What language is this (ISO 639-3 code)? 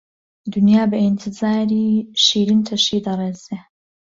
ckb